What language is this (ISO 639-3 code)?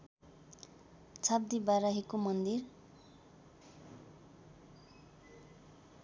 nep